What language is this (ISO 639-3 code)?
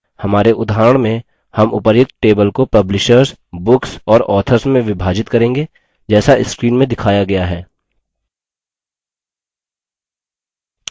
hin